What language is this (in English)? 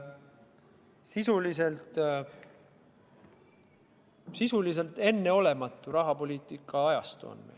Estonian